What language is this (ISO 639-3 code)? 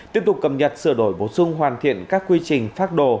vie